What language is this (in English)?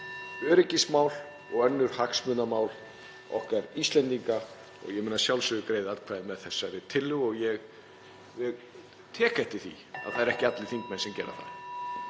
Icelandic